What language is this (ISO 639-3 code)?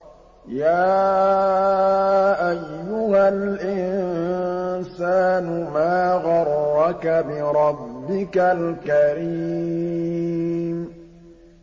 ara